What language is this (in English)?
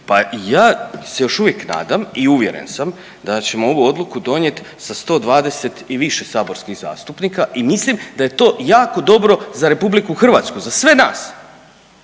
Croatian